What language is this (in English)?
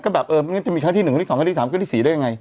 Thai